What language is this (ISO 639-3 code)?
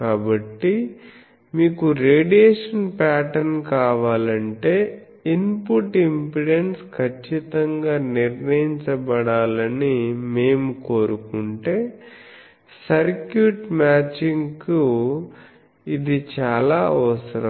tel